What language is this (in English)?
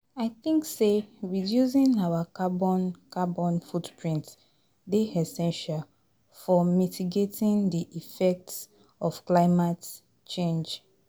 Nigerian Pidgin